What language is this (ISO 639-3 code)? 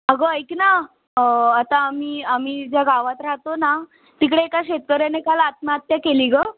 mar